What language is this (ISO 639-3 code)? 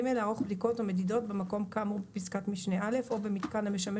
heb